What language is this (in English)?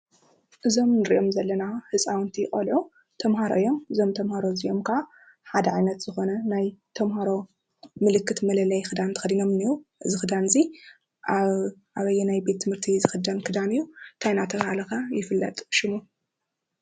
Tigrinya